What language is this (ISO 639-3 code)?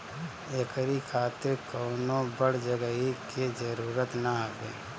bho